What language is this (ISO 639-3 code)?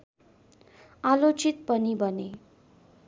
nep